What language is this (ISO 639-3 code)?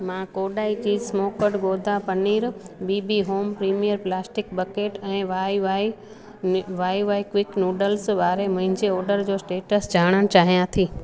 snd